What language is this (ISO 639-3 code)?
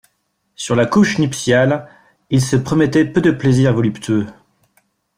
fra